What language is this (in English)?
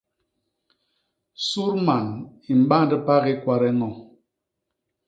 Basaa